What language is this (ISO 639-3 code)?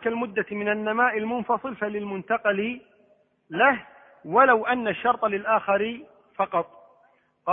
ara